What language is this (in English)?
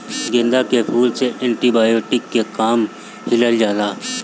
Bhojpuri